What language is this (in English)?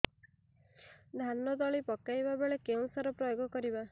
Odia